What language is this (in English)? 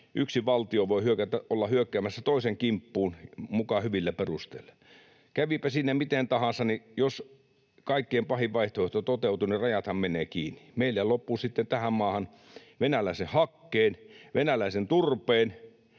Finnish